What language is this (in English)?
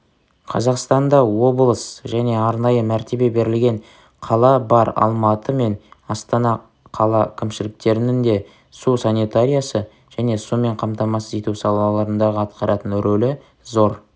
Kazakh